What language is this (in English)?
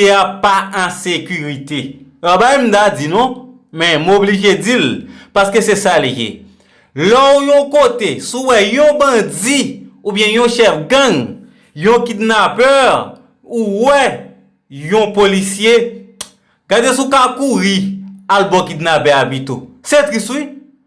French